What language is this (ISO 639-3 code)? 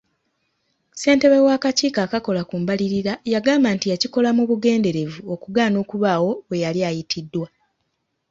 lug